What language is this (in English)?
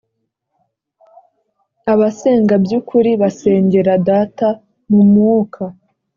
Kinyarwanda